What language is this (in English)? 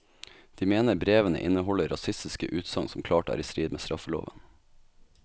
Norwegian